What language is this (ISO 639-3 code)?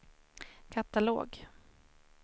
swe